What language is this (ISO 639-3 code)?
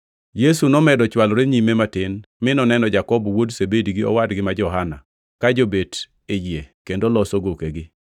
luo